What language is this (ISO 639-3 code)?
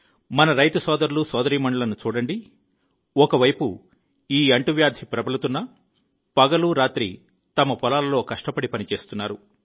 tel